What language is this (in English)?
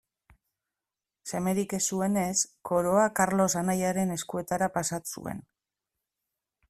Basque